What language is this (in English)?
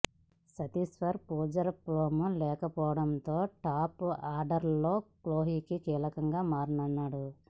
Telugu